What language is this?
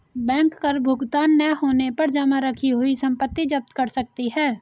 Hindi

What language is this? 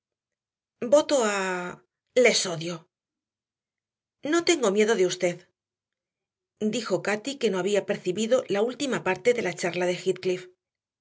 Spanish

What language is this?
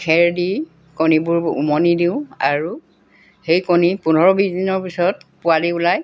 Assamese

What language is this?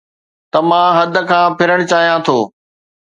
Sindhi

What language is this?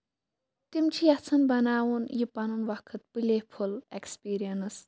Kashmiri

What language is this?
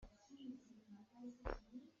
Hakha Chin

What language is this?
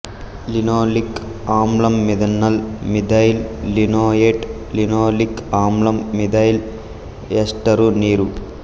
Telugu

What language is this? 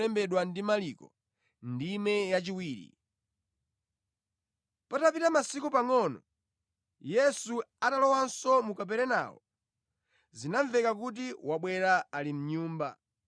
Nyanja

